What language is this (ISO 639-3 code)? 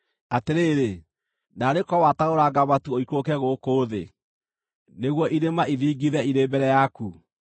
kik